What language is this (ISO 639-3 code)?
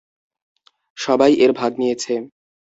ben